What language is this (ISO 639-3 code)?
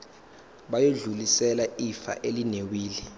zul